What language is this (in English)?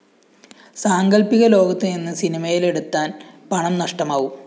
Malayalam